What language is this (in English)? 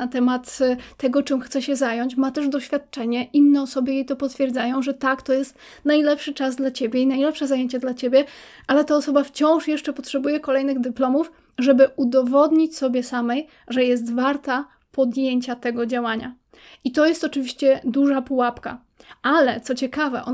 Polish